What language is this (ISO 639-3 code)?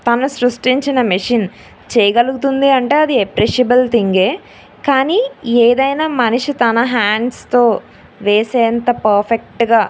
tel